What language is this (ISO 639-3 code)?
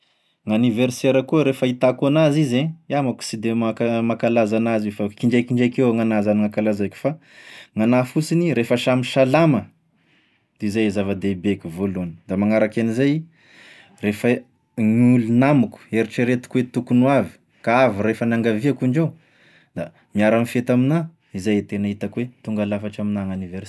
tkg